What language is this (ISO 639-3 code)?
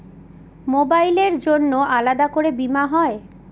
ben